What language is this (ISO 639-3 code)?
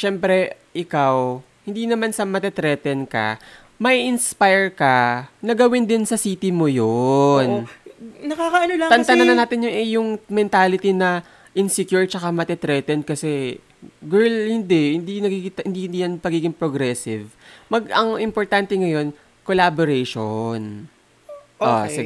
fil